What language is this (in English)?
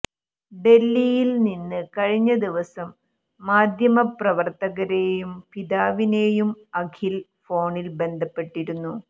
Malayalam